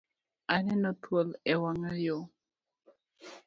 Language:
Luo (Kenya and Tanzania)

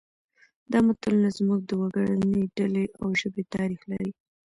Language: Pashto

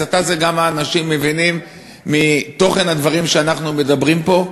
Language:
Hebrew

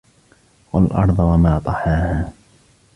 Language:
Arabic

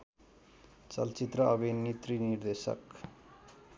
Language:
Nepali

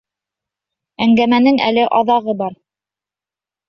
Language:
Bashkir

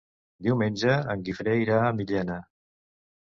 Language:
Catalan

